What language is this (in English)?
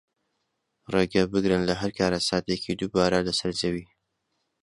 Central Kurdish